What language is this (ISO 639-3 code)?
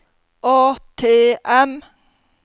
nor